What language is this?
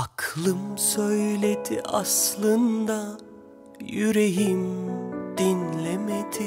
Turkish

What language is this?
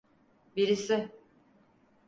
Turkish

